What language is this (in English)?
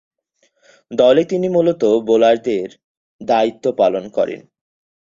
Bangla